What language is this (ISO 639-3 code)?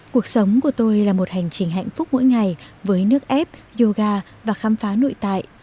vie